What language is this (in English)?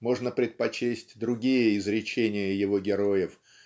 Russian